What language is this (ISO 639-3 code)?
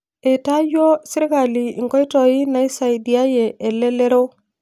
mas